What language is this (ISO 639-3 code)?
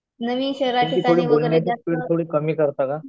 mar